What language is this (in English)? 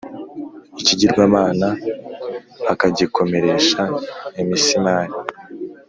Kinyarwanda